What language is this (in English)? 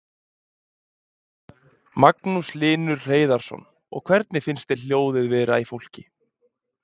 Icelandic